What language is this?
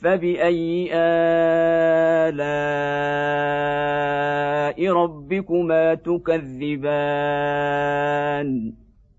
Arabic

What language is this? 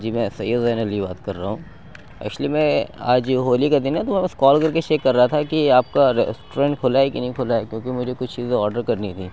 Urdu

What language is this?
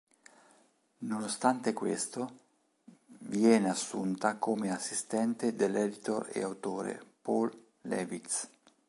Italian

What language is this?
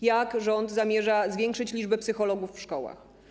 Polish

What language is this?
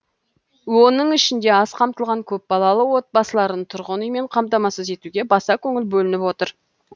Kazakh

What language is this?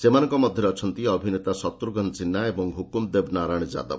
Odia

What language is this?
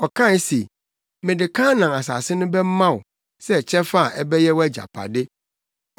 Akan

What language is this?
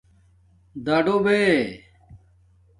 Domaaki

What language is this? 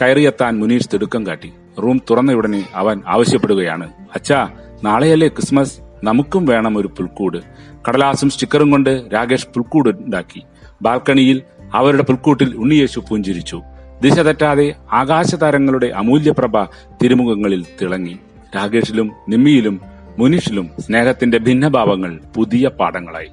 Malayalam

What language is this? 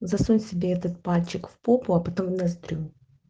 Russian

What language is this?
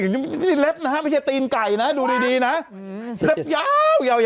Thai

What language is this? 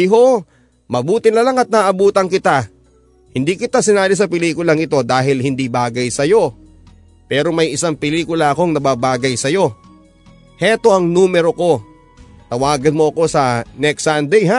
Filipino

